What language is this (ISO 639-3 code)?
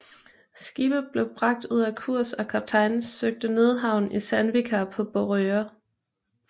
dan